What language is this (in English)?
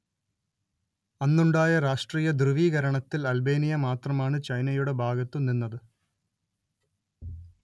Malayalam